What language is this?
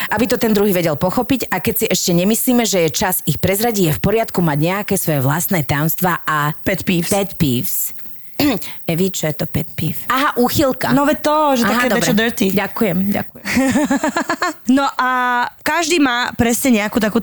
Slovak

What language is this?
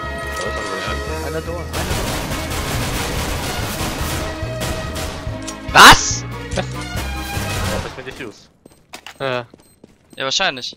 German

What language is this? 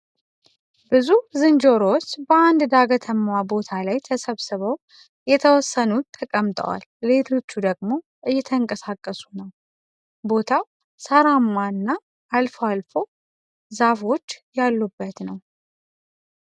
Amharic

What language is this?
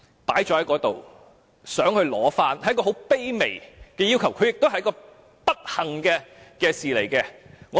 Cantonese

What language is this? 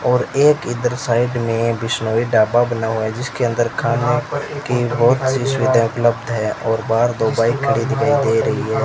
Hindi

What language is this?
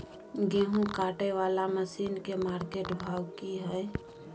Maithili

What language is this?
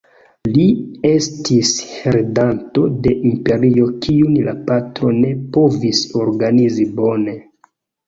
Esperanto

